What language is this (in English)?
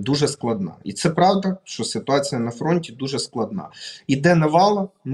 Ukrainian